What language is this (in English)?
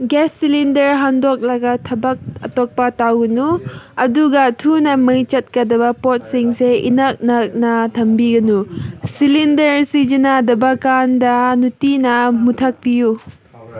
Manipuri